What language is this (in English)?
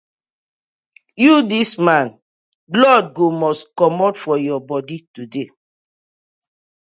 Nigerian Pidgin